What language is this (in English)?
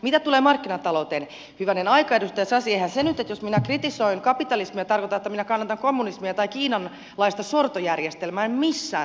Finnish